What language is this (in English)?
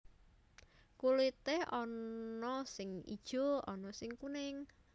Javanese